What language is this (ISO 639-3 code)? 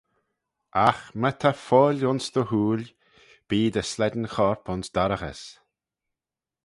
glv